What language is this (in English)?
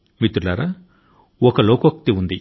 Telugu